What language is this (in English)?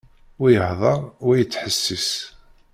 Kabyle